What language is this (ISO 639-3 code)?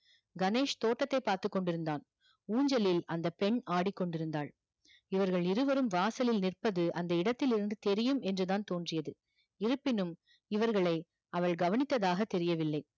tam